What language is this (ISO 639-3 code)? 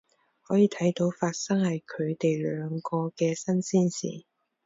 yue